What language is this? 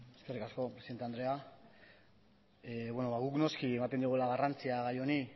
Basque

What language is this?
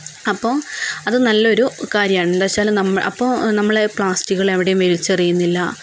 Malayalam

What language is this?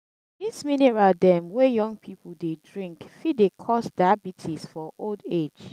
Nigerian Pidgin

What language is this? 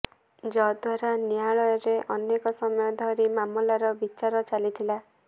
Odia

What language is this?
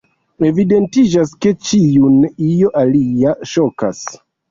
Esperanto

